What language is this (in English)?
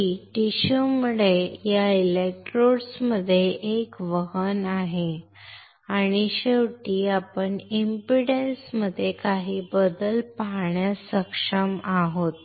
Marathi